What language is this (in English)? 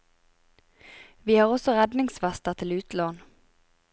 Norwegian